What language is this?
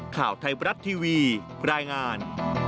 Thai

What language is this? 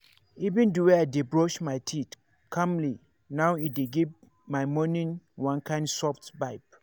Nigerian Pidgin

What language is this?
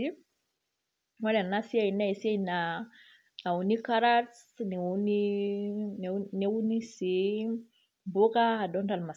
Masai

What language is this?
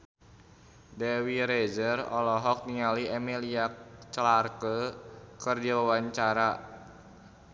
Sundanese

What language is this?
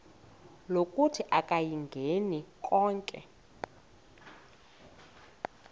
Xhosa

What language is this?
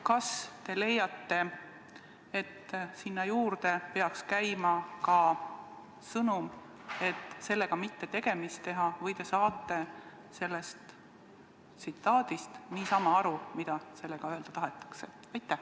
Estonian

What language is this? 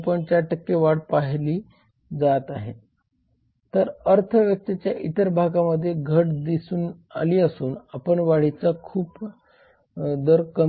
Marathi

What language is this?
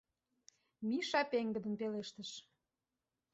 Mari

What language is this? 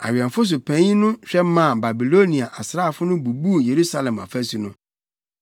Akan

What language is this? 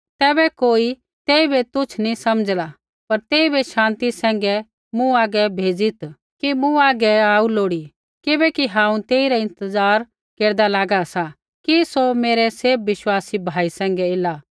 Kullu Pahari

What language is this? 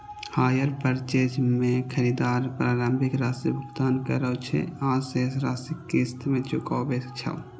Maithili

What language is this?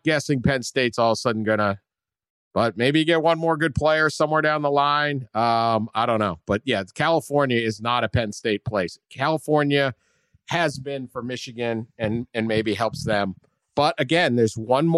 English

